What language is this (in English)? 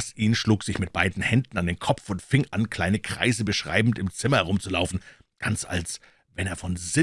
German